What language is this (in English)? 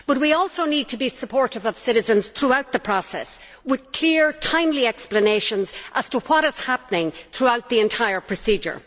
English